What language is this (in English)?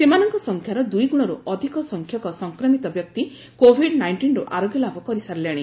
Odia